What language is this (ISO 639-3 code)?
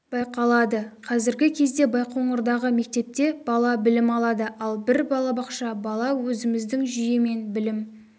kaz